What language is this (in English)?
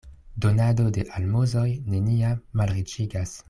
Esperanto